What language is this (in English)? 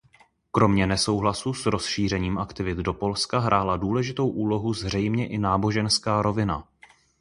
Czech